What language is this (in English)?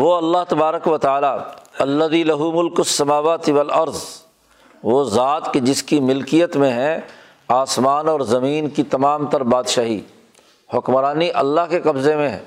Urdu